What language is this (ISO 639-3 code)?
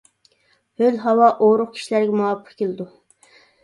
uig